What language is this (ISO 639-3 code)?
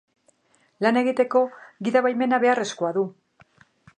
eus